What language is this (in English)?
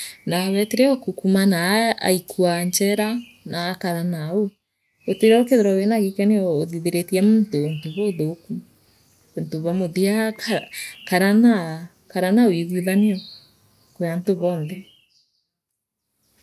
Meru